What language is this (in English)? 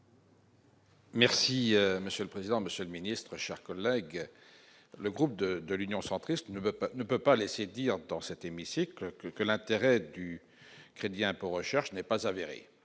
French